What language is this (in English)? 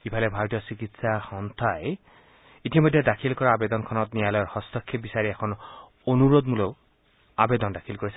Assamese